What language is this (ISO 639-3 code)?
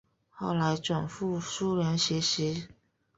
zho